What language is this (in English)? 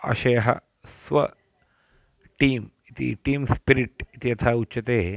Sanskrit